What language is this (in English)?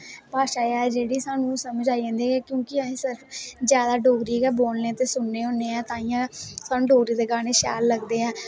Dogri